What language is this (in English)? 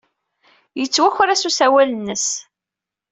Kabyle